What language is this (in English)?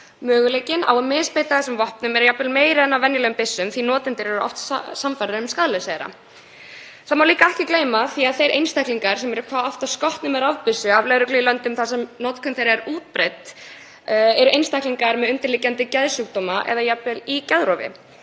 Icelandic